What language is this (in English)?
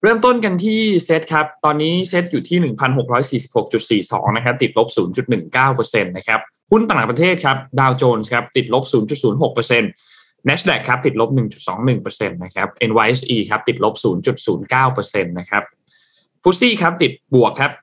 Thai